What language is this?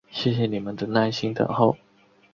Chinese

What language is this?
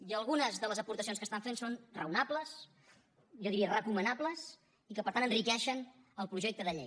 Catalan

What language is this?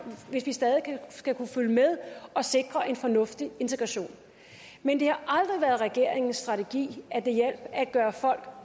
Danish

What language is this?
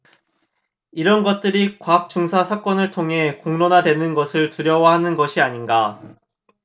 Korean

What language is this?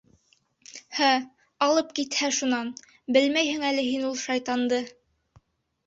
Bashkir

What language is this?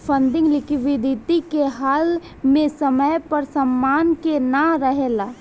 Bhojpuri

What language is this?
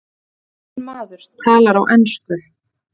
Icelandic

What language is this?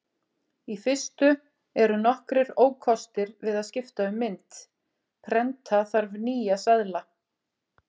Icelandic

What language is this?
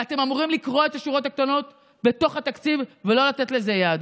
Hebrew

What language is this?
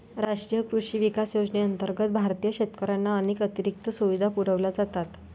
Marathi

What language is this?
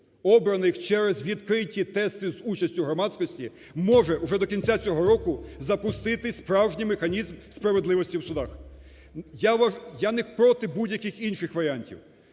Ukrainian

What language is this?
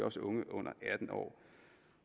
Danish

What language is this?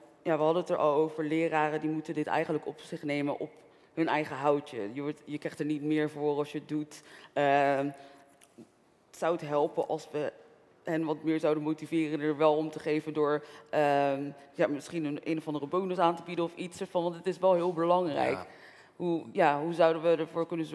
Dutch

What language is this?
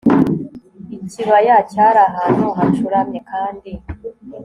Kinyarwanda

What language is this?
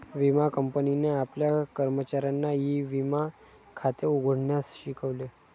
Marathi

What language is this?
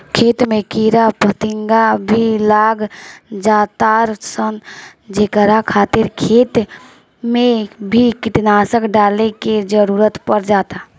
Bhojpuri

